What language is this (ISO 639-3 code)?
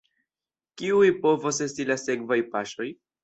epo